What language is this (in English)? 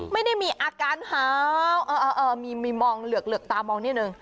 Thai